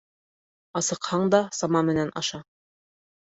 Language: Bashkir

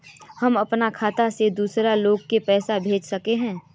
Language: Magahi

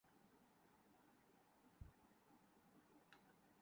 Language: Urdu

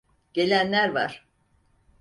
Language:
Turkish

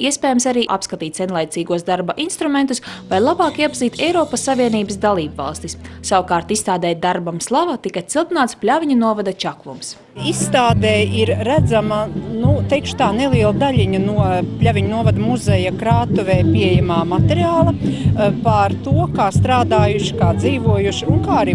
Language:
Latvian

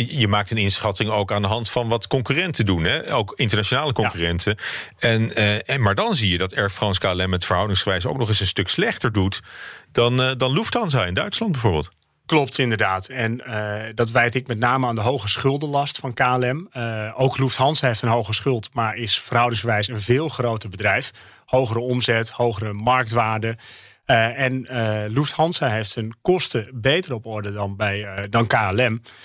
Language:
Dutch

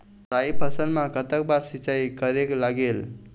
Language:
Chhattisgarhi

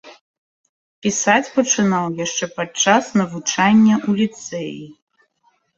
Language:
Belarusian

